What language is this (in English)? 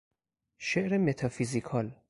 Persian